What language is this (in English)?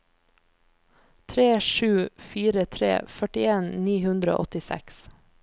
Norwegian